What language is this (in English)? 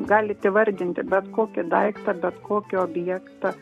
Lithuanian